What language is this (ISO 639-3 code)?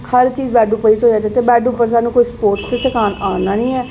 doi